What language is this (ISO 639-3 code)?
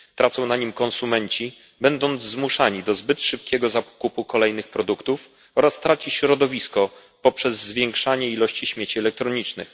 pol